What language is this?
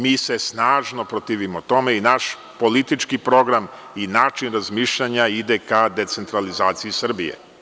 Serbian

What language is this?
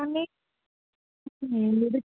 Telugu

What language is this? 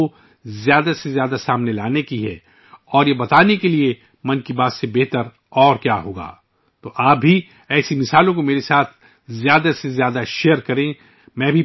Urdu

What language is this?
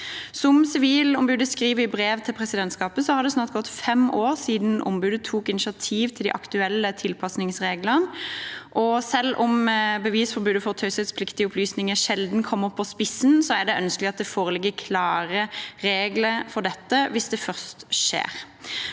Norwegian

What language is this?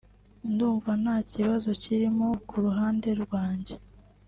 Kinyarwanda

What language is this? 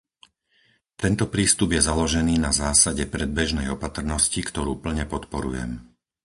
Slovak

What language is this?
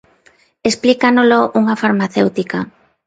Galician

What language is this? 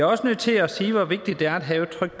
Danish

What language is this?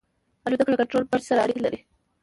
Pashto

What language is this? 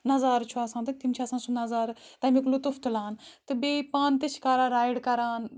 Kashmiri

